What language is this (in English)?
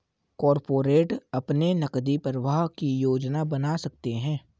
Hindi